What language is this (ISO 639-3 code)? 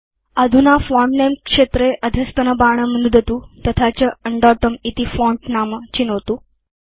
san